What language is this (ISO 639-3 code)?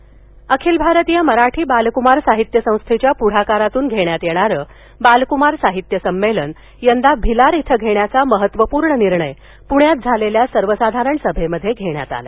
mar